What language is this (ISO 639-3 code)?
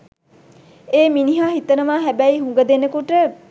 sin